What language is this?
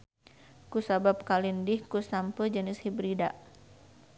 Sundanese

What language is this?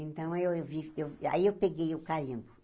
Portuguese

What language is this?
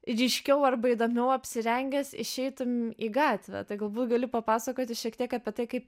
Lithuanian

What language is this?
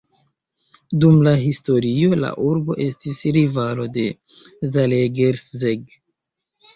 Esperanto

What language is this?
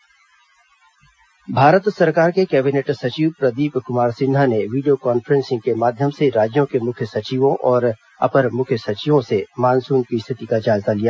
Hindi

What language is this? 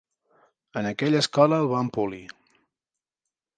Catalan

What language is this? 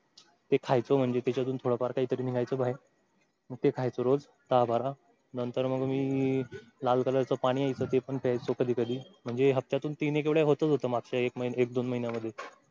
Marathi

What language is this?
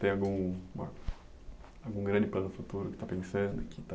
Portuguese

